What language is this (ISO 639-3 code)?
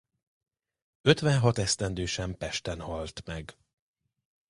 hun